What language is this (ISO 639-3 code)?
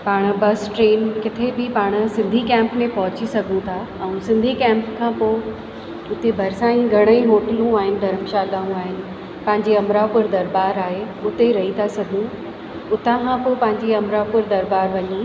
snd